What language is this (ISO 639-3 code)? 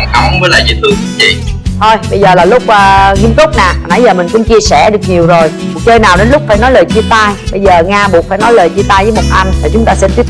vie